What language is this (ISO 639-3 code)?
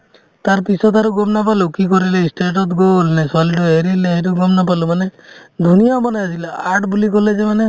asm